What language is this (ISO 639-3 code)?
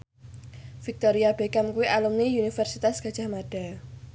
jav